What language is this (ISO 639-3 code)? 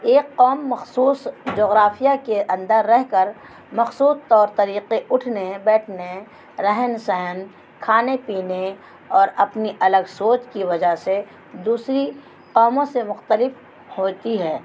urd